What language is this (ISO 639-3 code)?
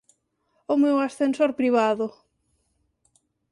glg